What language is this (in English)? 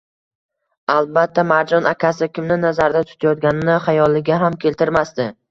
Uzbek